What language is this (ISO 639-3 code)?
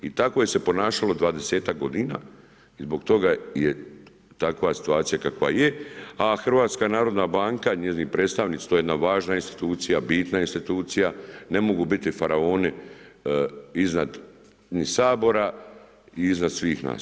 hrv